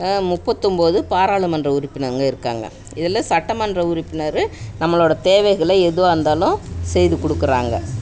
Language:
Tamil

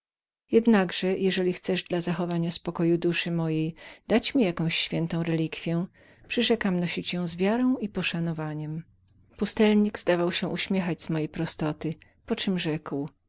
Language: Polish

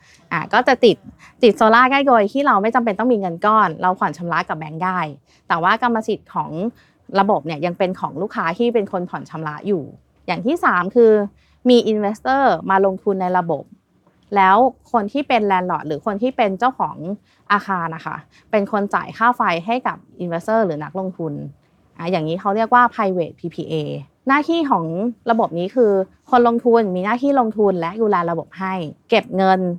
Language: Thai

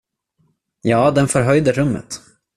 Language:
Swedish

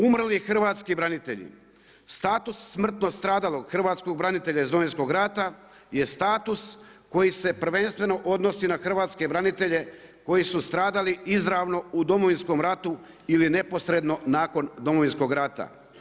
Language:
Croatian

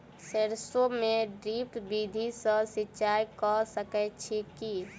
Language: Maithili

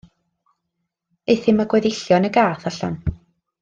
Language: Welsh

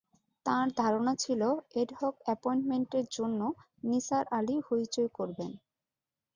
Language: Bangla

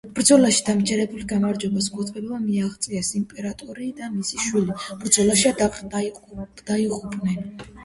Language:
Georgian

